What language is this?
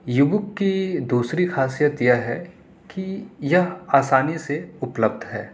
Urdu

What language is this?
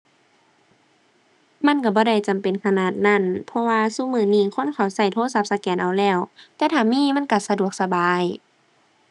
Thai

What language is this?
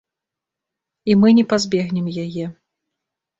Belarusian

